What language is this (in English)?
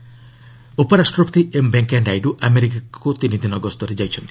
Odia